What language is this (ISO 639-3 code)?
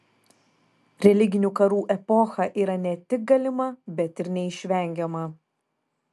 lit